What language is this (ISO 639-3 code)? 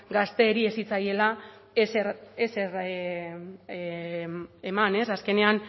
eus